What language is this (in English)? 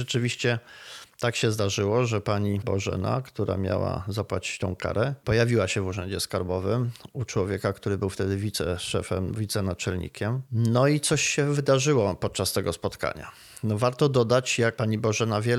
Polish